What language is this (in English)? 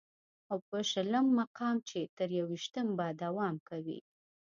Pashto